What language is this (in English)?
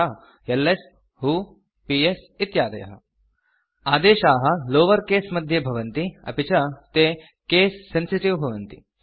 Sanskrit